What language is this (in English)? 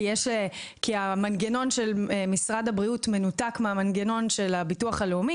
Hebrew